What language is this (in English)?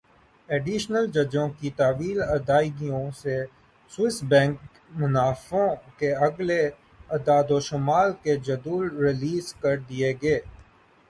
Urdu